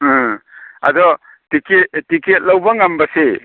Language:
Manipuri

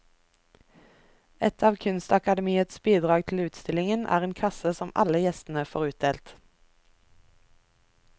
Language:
Norwegian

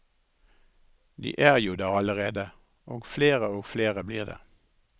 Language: Norwegian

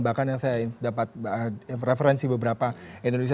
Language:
Indonesian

